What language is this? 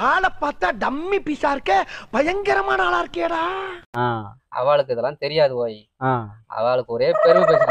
Thai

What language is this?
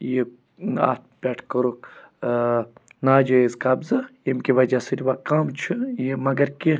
Kashmiri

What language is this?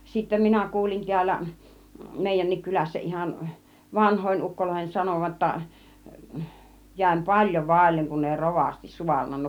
Finnish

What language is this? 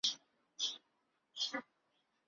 Chinese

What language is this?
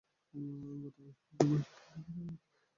Bangla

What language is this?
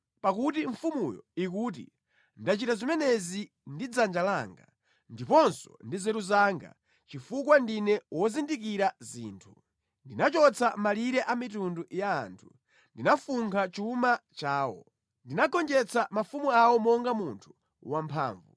Nyanja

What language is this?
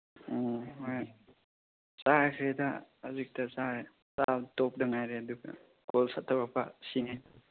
Manipuri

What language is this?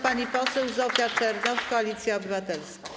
Polish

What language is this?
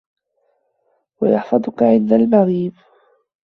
Arabic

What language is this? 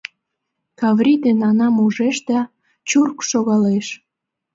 Mari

